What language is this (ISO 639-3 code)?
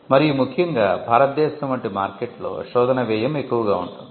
tel